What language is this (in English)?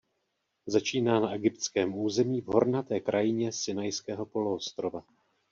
Czech